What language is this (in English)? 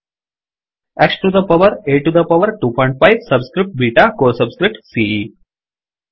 Kannada